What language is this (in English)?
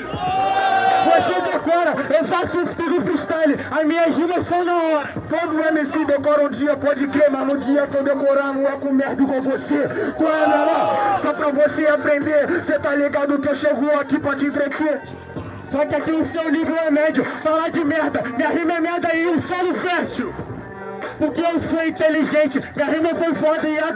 Portuguese